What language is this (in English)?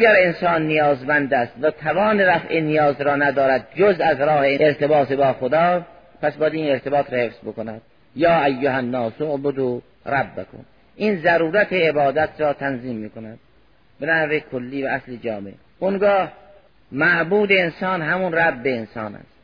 Persian